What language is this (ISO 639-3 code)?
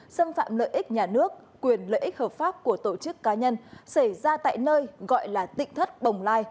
vie